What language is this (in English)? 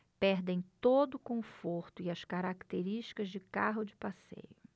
Portuguese